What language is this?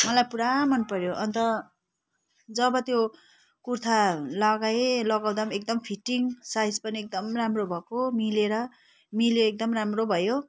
Nepali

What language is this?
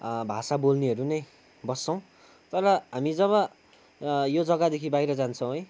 Nepali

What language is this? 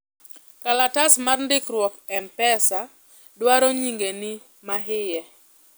Luo (Kenya and Tanzania)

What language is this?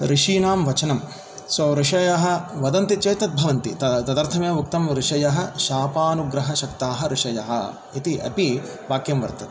Sanskrit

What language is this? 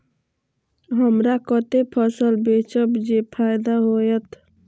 Maithili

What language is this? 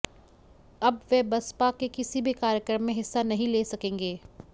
Hindi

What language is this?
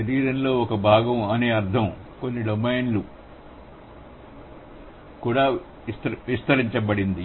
Telugu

